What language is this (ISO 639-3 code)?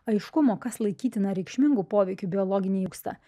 lit